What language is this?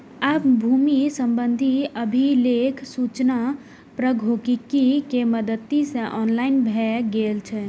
Maithili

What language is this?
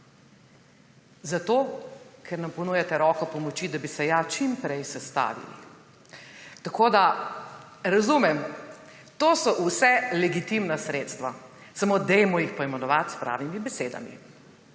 Slovenian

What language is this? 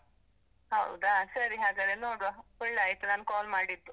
Kannada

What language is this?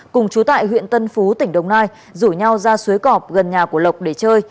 Vietnamese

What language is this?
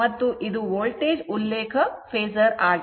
Kannada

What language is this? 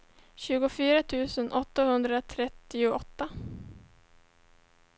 Swedish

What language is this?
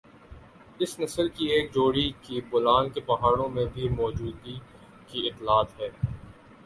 Urdu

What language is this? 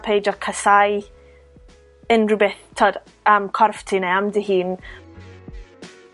Welsh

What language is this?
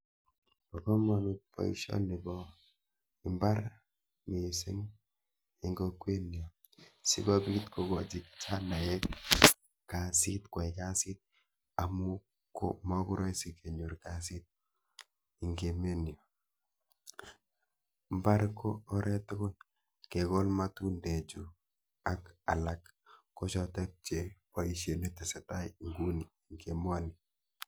Kalenjin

